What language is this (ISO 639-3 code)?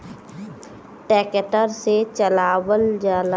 bho